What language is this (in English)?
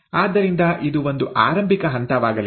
Kannada